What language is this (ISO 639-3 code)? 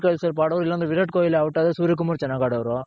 kan